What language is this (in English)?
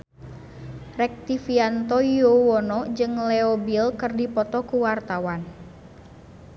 Sundanese